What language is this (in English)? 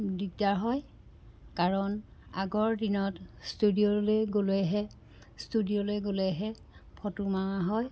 Assamese